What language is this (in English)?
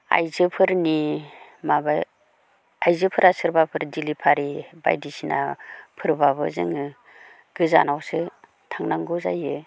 Bodo